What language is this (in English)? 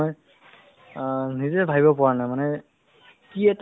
Assamese